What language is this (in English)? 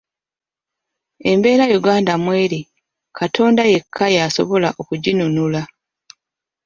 Ganda